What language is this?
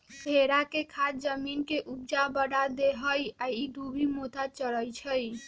Magahi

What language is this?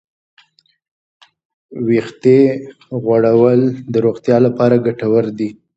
Pashto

